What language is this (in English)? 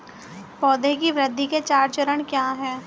Hindi